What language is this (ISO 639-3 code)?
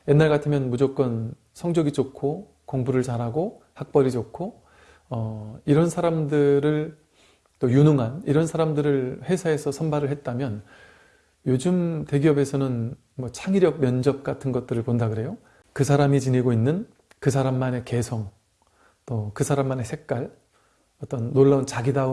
kor